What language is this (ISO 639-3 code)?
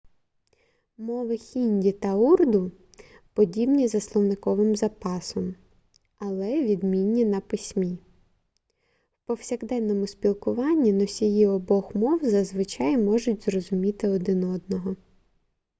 ukr